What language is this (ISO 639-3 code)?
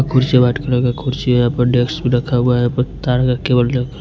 hin